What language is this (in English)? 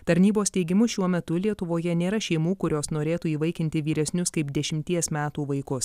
Lithuanian